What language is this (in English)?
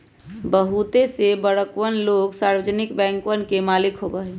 Magahi